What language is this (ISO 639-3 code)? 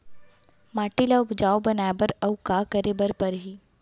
hne